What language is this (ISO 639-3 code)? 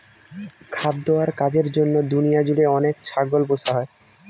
ben